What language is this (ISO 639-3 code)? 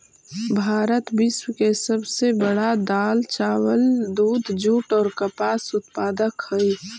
mag